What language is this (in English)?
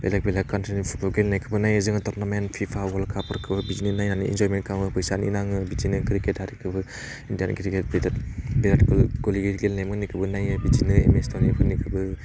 Bodo